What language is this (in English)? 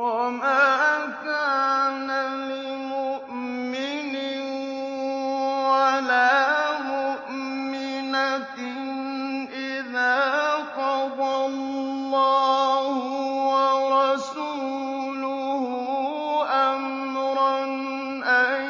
Arabic